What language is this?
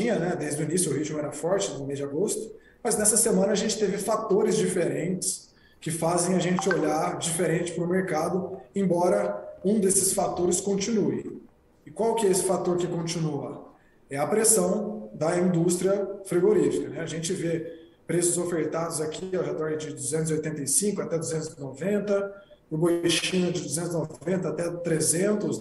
Portuguese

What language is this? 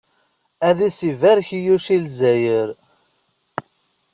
Kabyle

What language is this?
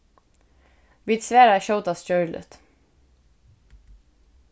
Faroese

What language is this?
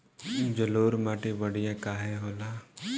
Bhojpuri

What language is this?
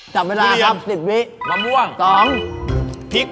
Thai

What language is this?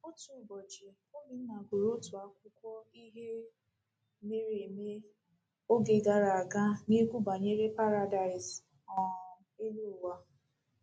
Igbo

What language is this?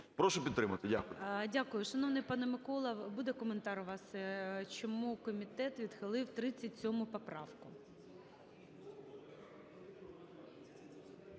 Ukrainian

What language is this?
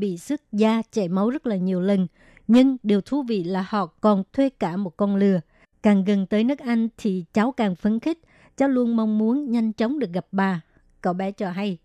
Vietnamese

